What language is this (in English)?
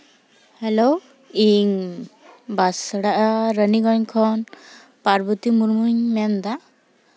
Santali